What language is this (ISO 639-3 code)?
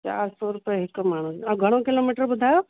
snd